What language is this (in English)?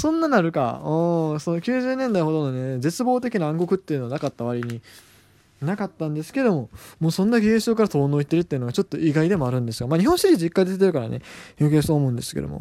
Japanese